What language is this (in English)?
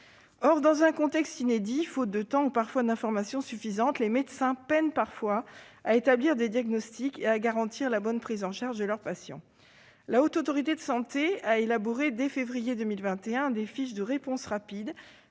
French